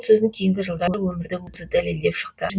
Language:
Kazakh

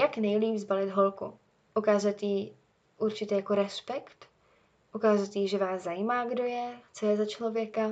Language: Czech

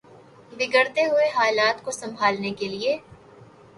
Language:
Urdu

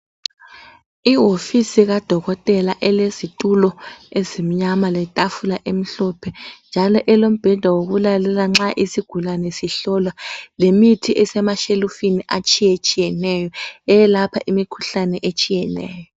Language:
North Ndebele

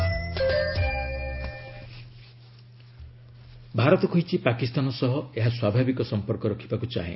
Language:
Odia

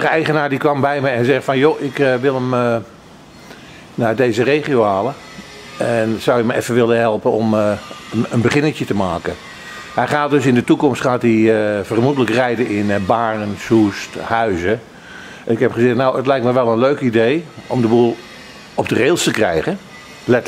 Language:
Dutch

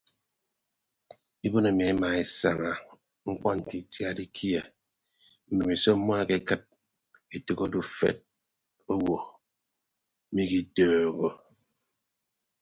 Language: Ibibio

